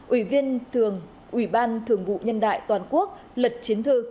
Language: Vietnamese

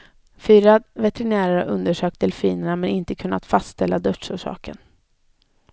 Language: Swedish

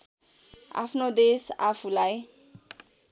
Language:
Nepali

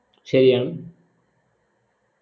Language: Malayalam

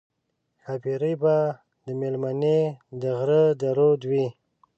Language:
Pashto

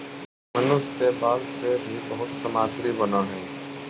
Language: Magahi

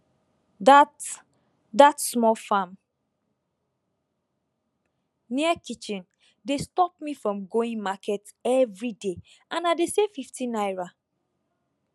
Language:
Nigerian Pidgin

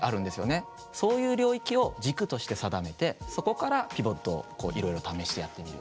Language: Japanese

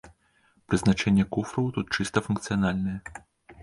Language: Belarusian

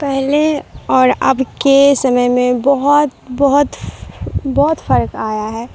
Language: Urdu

